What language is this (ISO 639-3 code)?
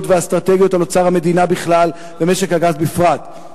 heb